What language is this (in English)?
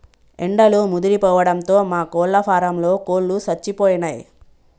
Telugu